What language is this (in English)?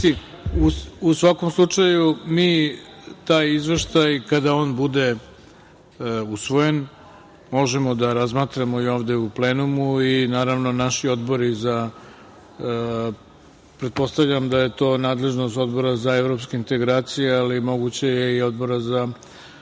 Serbian